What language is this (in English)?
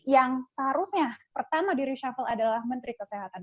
Indonesian